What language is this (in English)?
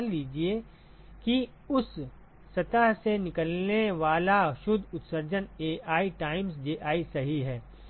Hindi